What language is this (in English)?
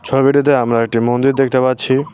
Bangla